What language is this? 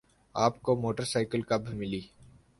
Urdu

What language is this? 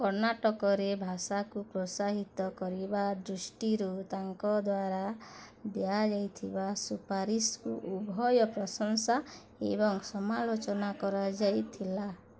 Odia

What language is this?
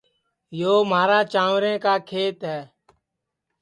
Sansi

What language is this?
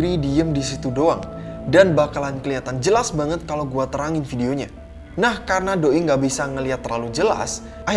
Indonesian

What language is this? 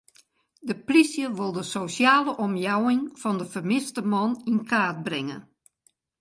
Western Frisian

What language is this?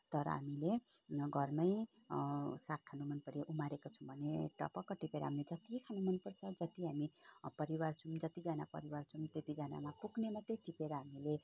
Nepali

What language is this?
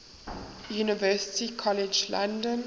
English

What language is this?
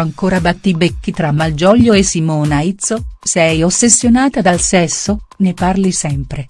Italian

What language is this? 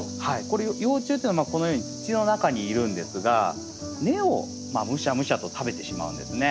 Japanese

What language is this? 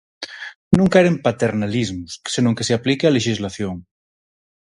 Galician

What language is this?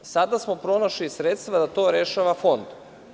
Serbian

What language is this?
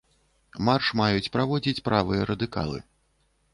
Belarusian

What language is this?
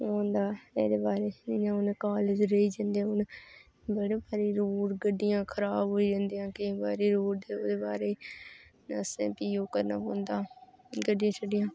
Dogri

